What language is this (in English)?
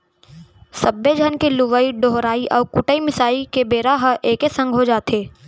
Chhattisgarhi